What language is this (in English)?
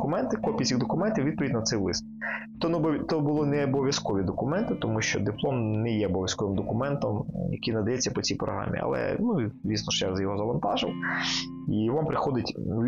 Ukrainian